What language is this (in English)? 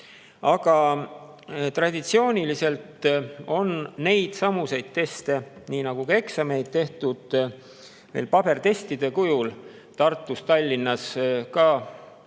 Estonian